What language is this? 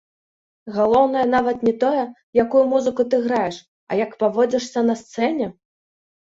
Belarusian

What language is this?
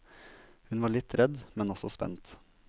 Norwegian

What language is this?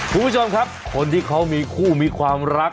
Thai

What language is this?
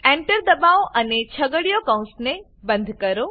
Gujarati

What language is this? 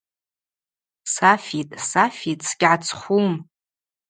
Abaza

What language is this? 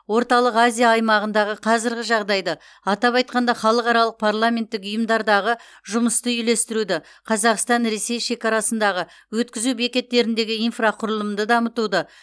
Kazakh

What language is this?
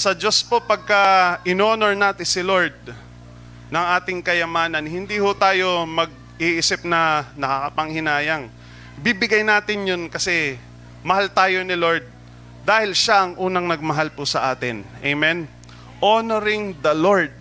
Filipino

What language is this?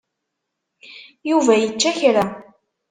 Kabyle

